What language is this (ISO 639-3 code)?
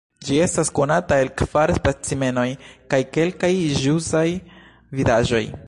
epo